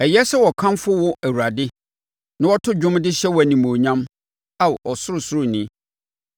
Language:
Akan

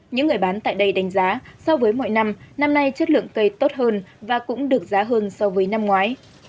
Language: Vietnamese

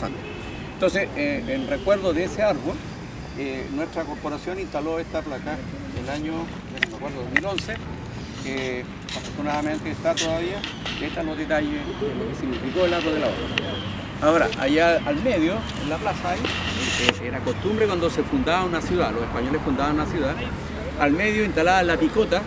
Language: Spanish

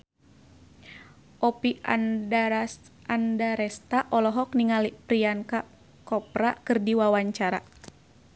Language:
Sundanese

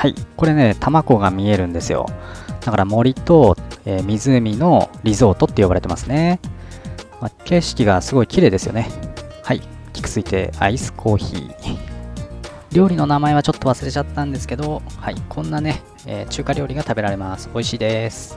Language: Japanese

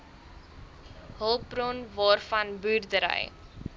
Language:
Afrikaans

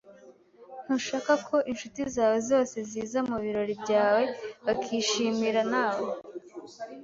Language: Kinyarwanda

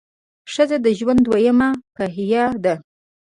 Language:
Pashto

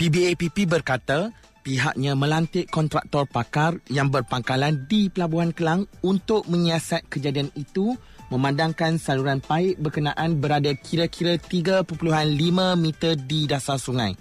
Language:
Malay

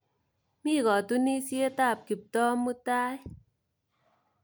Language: Kalenjin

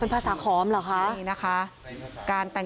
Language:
Thai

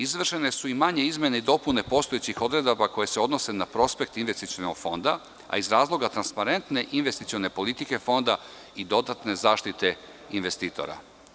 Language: Serbian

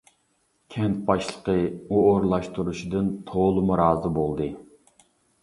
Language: Uyghur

